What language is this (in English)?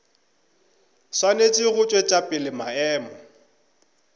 Northern Sotho